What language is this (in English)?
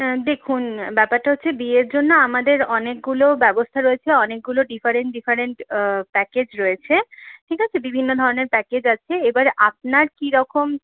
Bangla